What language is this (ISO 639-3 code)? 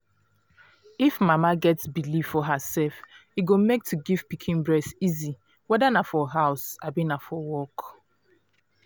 pcm